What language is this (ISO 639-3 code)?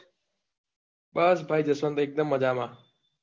guj